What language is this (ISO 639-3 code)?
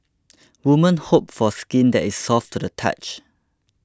eng